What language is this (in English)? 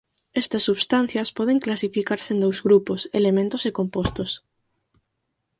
Galician